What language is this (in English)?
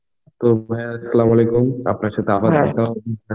Bangla